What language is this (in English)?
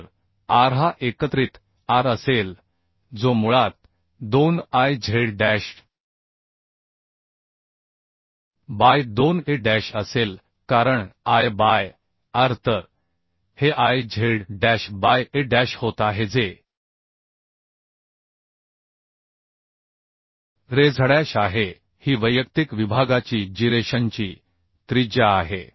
Marathi